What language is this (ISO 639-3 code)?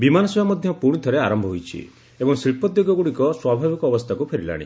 ori